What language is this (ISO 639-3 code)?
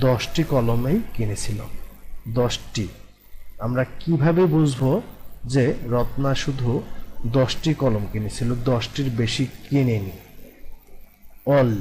hin